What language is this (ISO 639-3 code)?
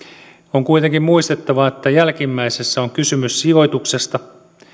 fin